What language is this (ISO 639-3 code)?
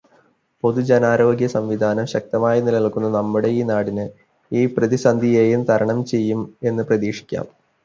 mal